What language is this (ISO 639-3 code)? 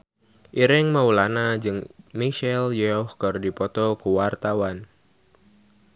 sun